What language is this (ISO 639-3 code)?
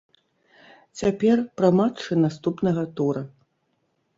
bel